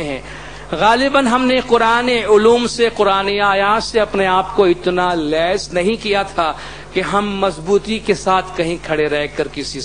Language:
Hindi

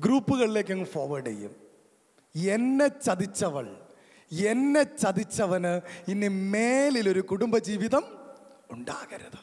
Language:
Malayalam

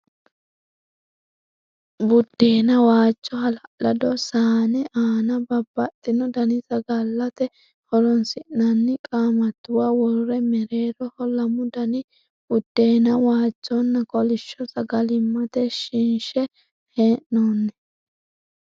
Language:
Sidamo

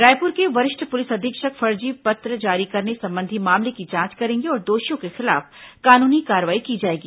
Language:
Hindi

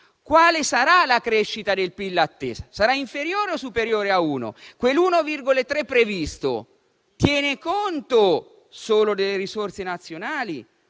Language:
Italian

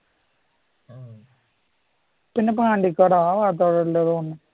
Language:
Malayalam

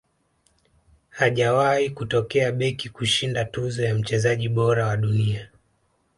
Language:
Swahili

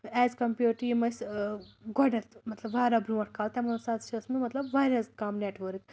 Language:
Kashmiri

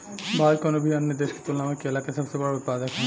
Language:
Bhojpuri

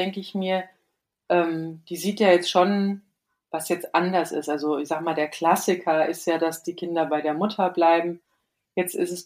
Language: German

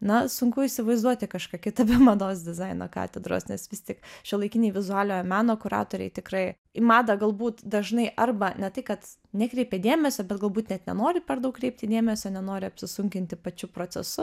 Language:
Lithuanian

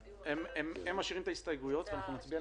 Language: Hebrew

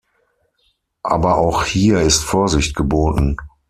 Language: German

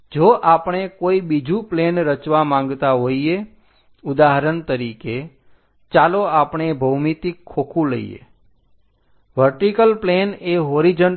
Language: Gujarati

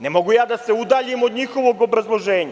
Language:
Serbian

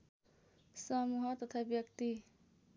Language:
Nepali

